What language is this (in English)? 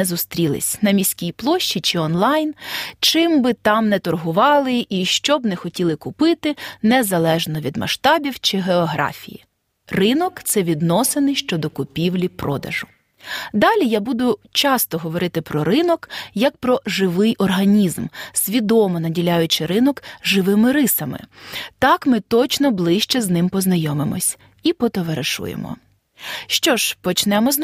Ukrainian